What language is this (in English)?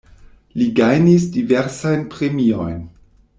Esperanto